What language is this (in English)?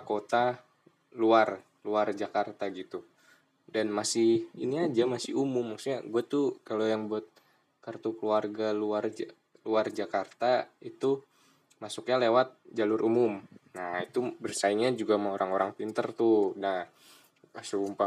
Indonesian